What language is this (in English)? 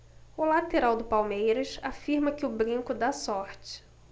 Portuguese